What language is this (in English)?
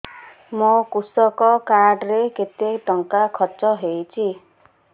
Odia